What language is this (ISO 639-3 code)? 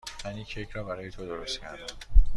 fas